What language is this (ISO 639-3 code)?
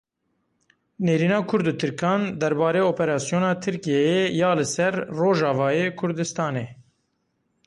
kur